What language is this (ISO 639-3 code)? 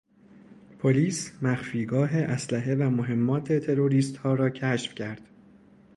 fas